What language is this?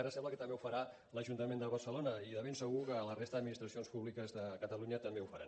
Catalan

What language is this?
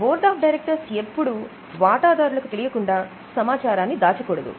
Telugu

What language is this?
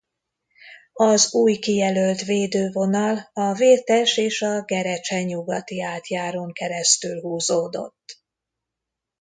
Hungarian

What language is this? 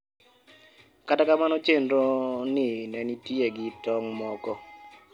Luo (Kenya and Tanzania)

